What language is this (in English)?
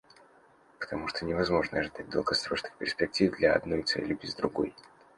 Russian